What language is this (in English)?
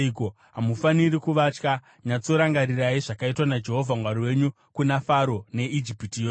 Shona